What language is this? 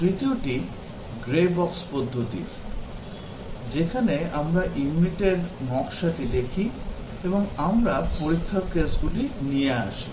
Bangla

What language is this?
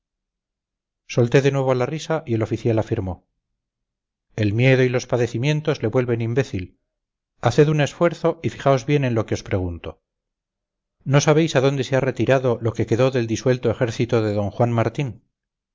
Spanish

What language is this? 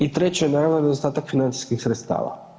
Croatian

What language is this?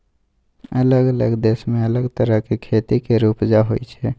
Maithili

